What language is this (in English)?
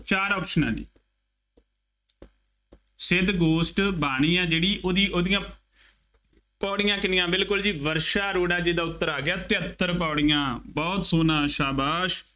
Punjabi